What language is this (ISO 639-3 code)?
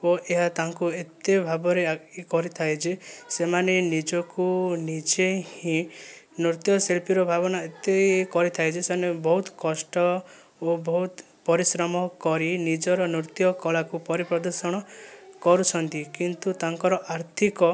ori